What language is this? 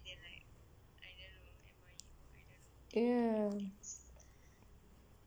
English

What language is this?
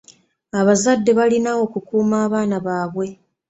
Ganda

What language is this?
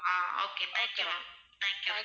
Tamil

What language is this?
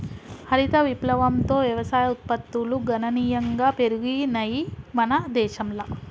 Telugu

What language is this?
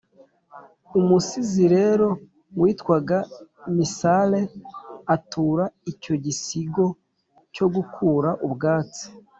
Kinyarwanda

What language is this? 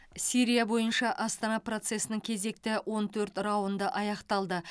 Kazakh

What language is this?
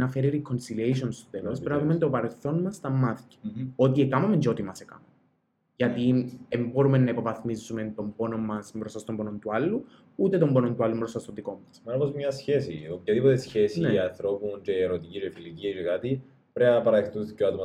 Greek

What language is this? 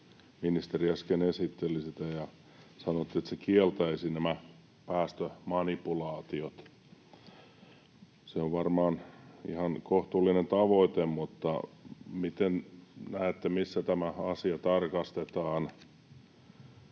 Finnish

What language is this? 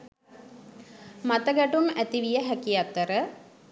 Sinhala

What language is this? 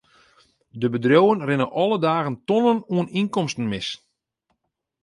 Western Frisian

